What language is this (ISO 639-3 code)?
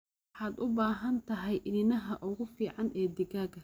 som